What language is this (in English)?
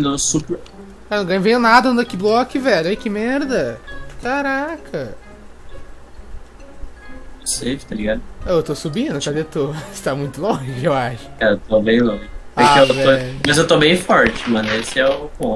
Portuguese